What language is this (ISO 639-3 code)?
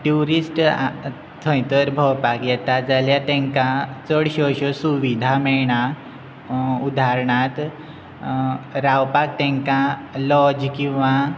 kok